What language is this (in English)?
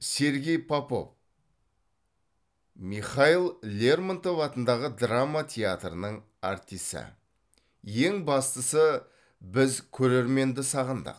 Kazakh